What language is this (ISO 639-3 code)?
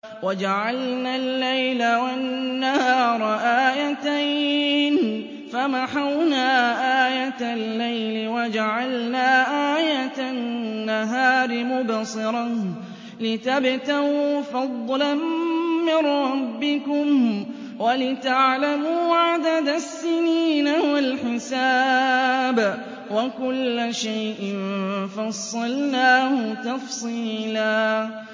ara